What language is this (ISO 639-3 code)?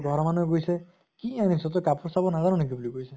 asm